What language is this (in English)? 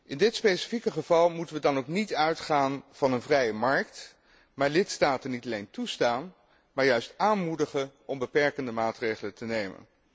Dutch